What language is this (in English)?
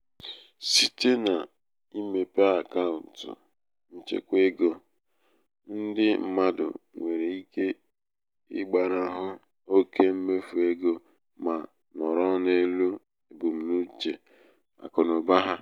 Igbo